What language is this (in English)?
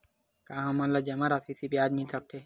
Chhattisgarhi